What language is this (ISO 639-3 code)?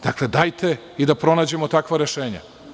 srp